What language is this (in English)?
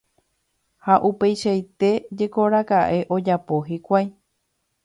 Guarani